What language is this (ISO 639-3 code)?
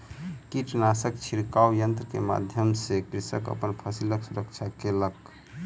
mai